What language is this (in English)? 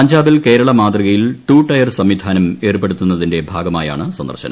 Malayalam